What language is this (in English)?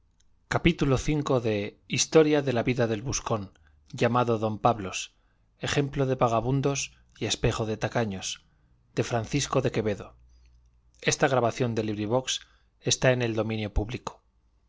Spanish